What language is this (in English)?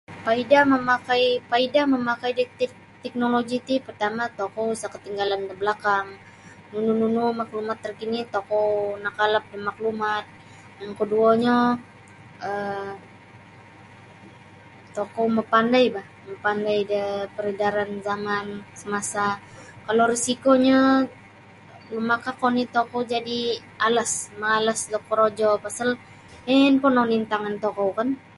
Sabah Bisaya